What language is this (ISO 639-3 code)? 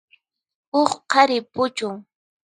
qxp